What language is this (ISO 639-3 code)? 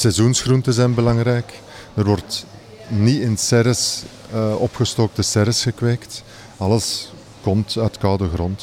nld